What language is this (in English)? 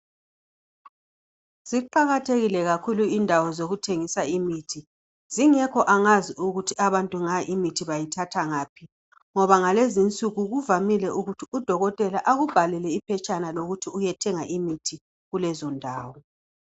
North Ndebele